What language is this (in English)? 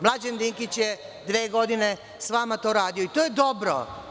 Serbian